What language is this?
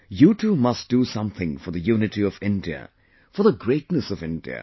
English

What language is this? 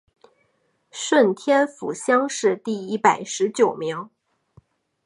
Chinese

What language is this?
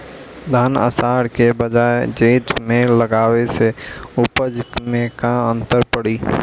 Bhojpuri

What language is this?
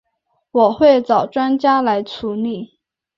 Chinese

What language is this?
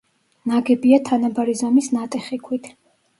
Georgian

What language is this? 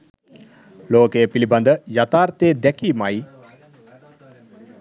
Sinhala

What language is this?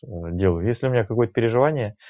Russian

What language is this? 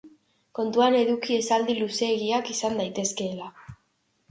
Basque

